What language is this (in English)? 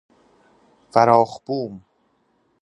Persian